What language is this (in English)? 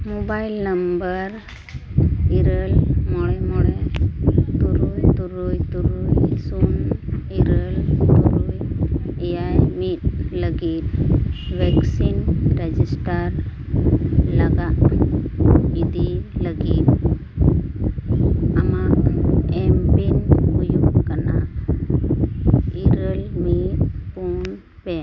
Santali